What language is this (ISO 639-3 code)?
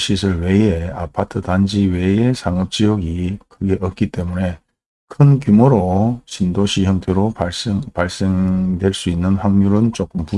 kor